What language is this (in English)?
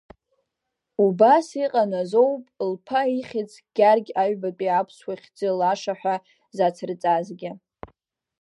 Abkhazian